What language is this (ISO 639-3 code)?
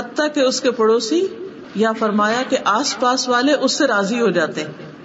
urd